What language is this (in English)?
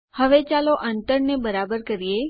Gujarati